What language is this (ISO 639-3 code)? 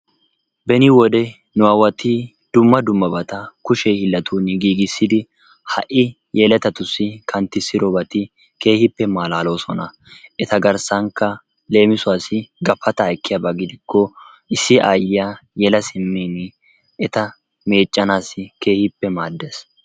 wal